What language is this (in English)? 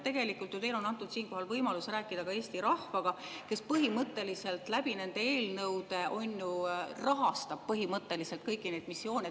Estonian